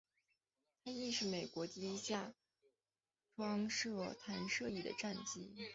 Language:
Chinese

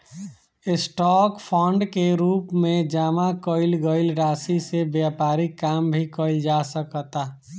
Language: Bhojpuri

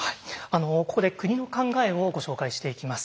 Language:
Japanese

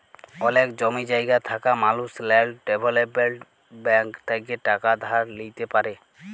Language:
Bangla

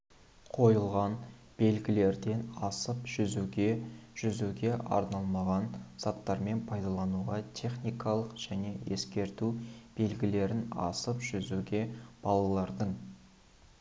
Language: Kazakh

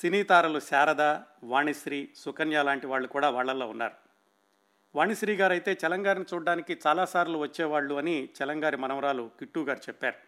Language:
Telugu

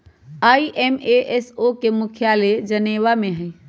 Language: Magahi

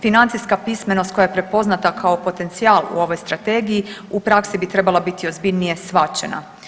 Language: Croatian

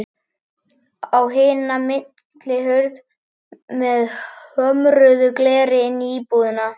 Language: Icelandic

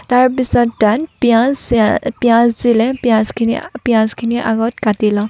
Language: Assamese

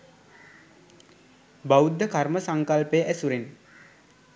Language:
Sinhala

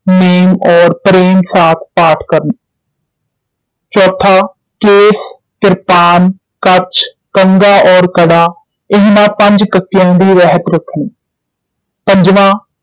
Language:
Punjabi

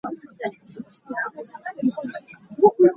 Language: Hakha Chin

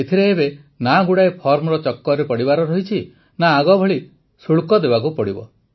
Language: Odia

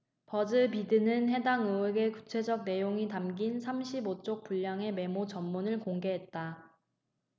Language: Korean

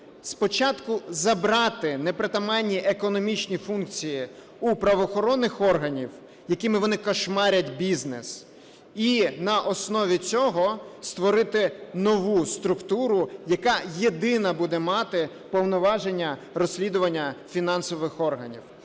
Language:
Ukrainian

